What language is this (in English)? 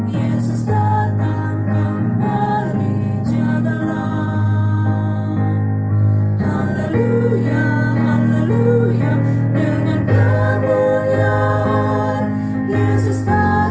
Indonesian